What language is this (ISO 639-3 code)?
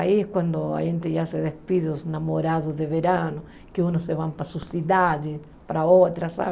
por